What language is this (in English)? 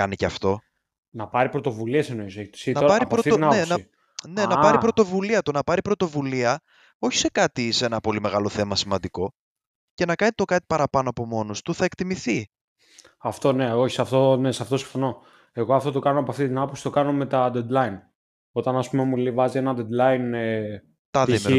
Greek